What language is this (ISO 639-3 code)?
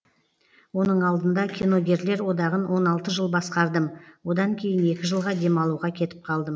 kaz